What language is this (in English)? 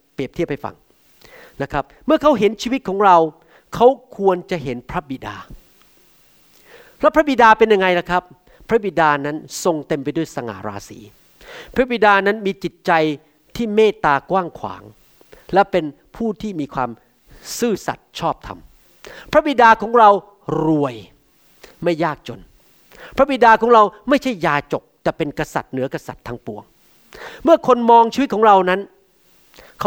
Thai